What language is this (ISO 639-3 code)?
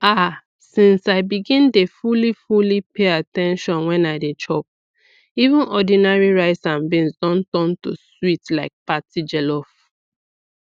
pcm